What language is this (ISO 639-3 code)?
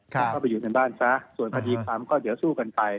tha